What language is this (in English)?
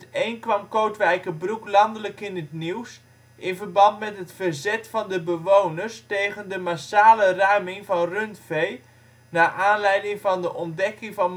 Dutch